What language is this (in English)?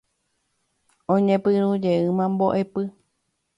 Guarani